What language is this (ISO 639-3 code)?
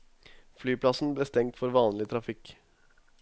nor